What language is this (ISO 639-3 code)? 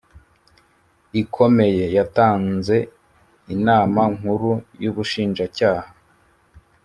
kin